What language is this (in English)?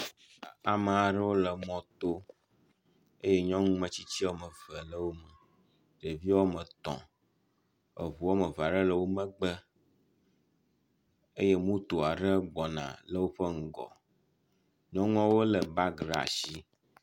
Ewe